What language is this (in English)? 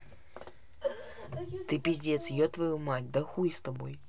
Russian